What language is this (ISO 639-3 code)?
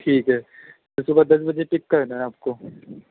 urd